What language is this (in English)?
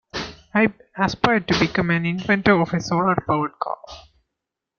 English